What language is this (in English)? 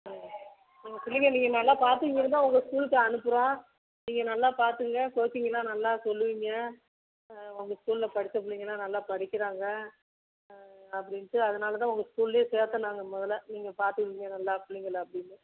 Tamil